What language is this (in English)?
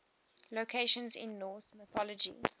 English